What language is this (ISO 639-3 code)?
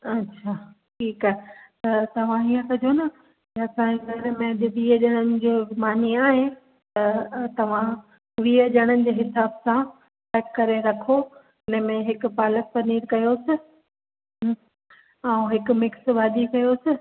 snd